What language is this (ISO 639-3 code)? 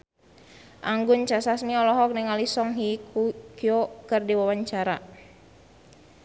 sun